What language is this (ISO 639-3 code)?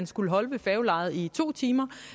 dan